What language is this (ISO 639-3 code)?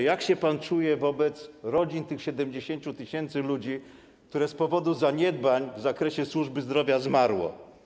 pol